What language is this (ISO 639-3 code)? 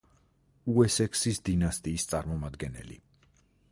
kat